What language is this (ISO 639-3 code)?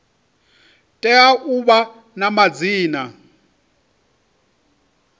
ven